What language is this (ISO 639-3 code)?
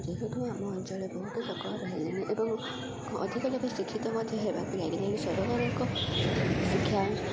ori